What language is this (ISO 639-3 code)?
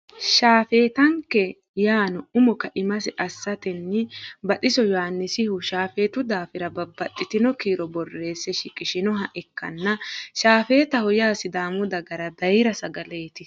sid